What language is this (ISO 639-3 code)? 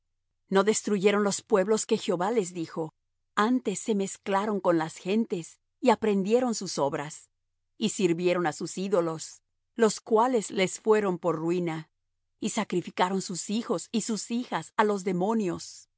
spa